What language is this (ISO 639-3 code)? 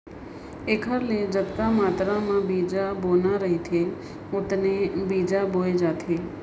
hne